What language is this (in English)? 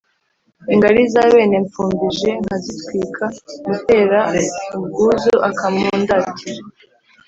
Kinyarwanda